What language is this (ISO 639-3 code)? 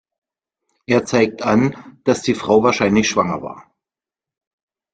deu